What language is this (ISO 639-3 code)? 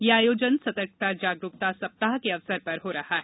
hin